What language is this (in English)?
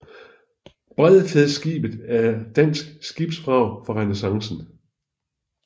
Danish